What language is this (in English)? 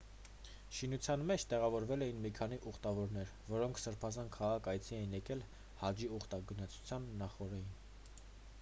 Armenian